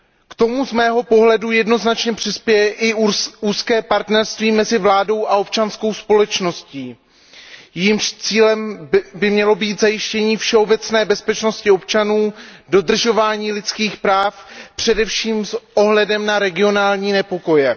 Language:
Czech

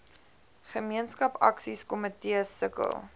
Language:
Afrikaans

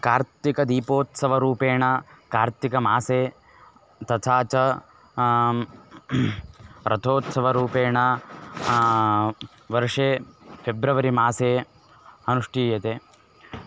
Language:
Sanskrit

